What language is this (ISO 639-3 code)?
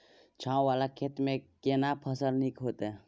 mai